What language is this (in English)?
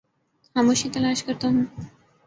Urdu